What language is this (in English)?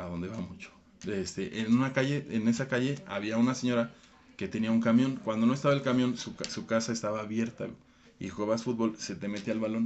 Spanish